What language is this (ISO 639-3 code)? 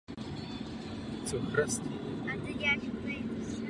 ces